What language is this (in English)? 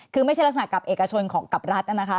Thai